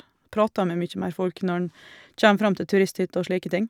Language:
Norwegian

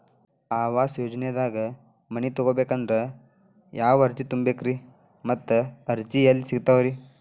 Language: Kannada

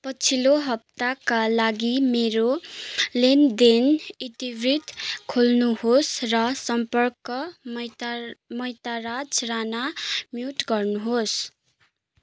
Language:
Nepali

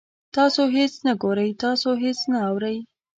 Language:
Pashto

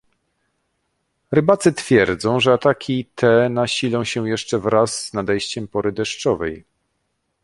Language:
Polish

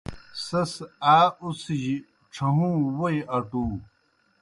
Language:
Kohistani Shina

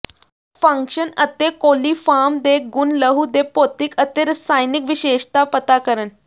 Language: Punjabi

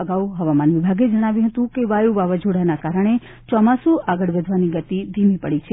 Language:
Gujarati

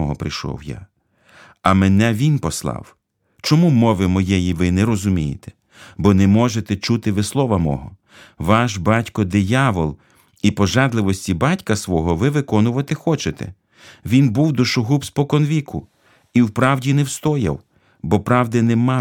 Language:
Ukrainian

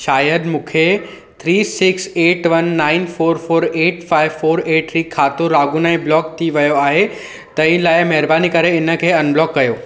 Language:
Sindhi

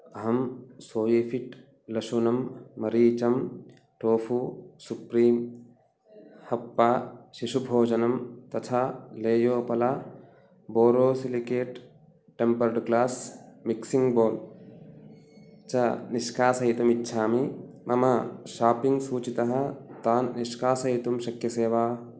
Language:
Sanskrit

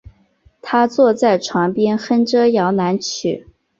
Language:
Chinese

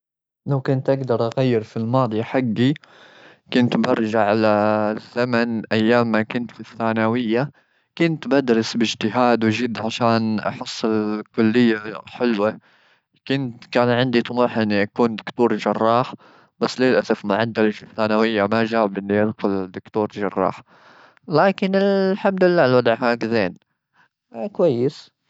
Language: Gulf Arabic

